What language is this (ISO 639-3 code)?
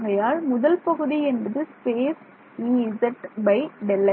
tam